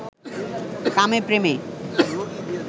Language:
Bangla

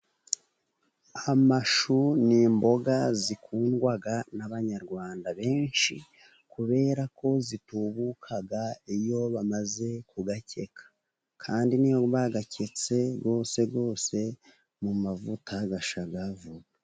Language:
Kinyarwanda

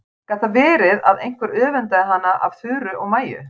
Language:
Icelandic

